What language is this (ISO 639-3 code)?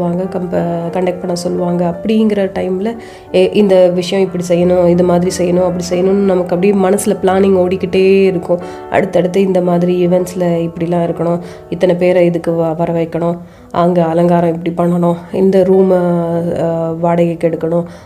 tam